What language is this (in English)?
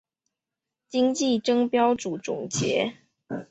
Chinese